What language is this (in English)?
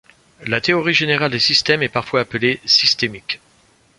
French